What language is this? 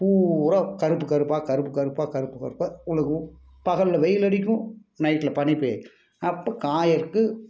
Tamil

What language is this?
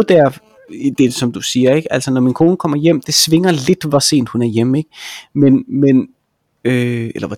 Danish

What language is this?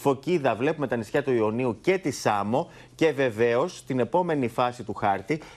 Greek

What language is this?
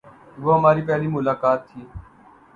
Urdu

